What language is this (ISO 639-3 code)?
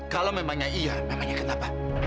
ind